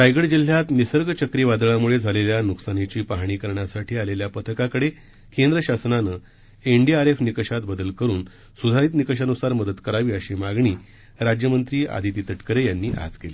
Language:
Marathi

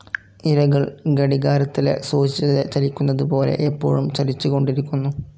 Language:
Malayalam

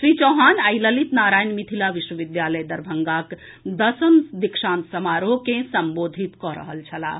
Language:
Maithili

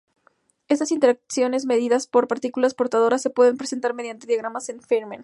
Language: Spanish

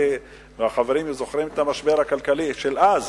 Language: Hebrew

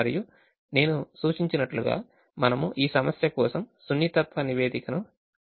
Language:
Telugu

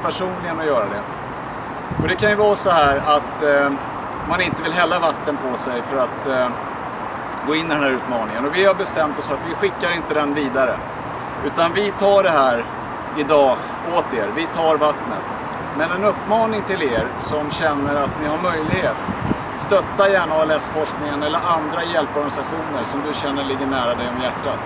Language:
Swedish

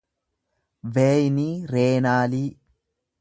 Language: Oromo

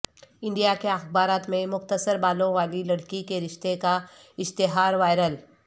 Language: Urdu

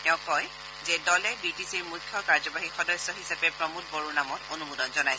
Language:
Assamese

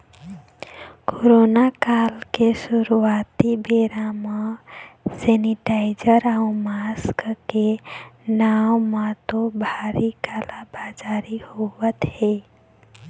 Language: Chhattisgarhi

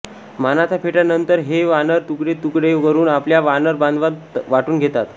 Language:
Marathi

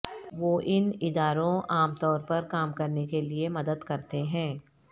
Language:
Urdu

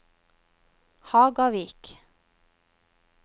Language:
Norwegian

